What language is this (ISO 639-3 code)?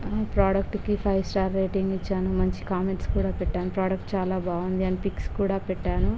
tel